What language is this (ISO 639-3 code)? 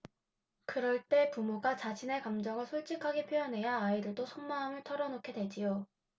kor